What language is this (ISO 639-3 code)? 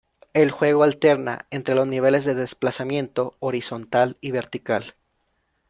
spa